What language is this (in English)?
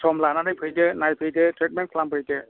Bodo